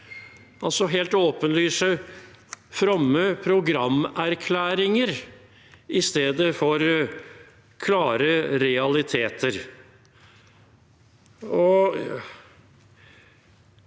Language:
Norwegian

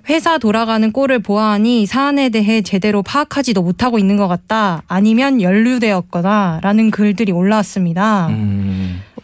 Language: Korean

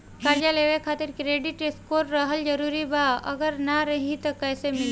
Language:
Bhojpuri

